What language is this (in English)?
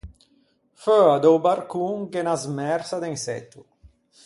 Ligurian